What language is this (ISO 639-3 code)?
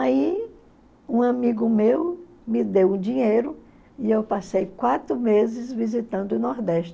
por